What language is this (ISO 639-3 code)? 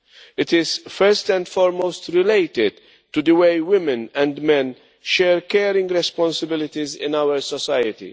eng